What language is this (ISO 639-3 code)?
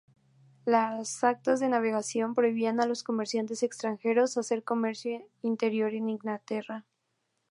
spa